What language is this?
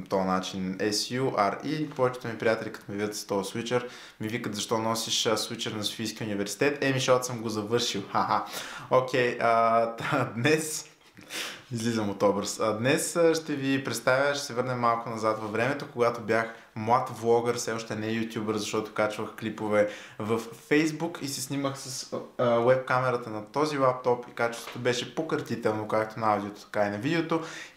Bulgarian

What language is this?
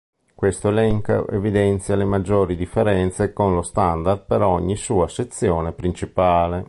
Italian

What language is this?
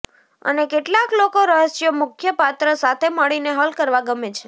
Gujarati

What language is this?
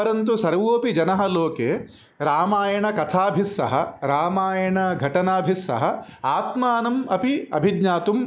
Sanskrit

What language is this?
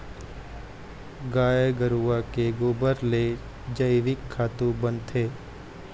Chhattisgarhi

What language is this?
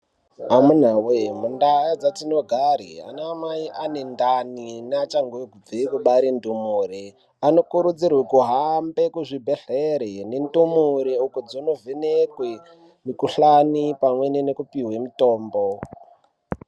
Ndau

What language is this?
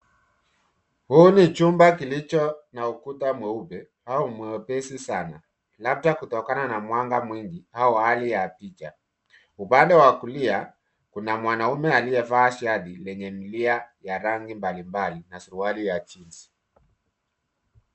Swahili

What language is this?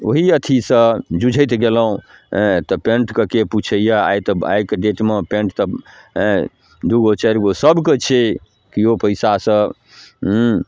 Maithili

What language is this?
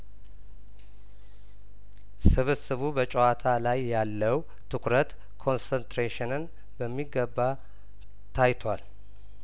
Amharic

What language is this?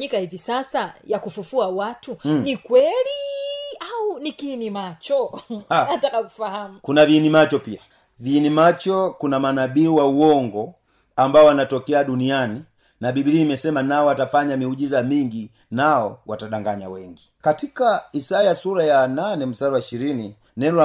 Swahili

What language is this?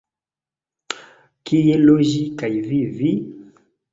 Esperanto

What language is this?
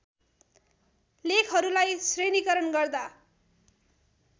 Nepali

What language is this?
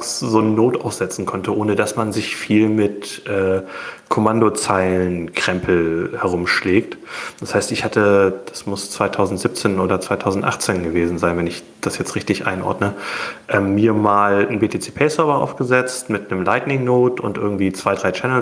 German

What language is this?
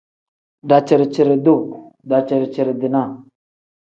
Tem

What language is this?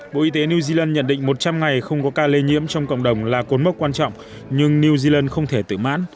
Vietnamese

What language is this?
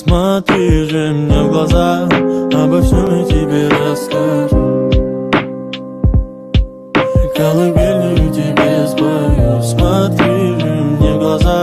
Korean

